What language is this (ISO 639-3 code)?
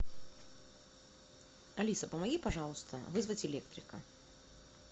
rus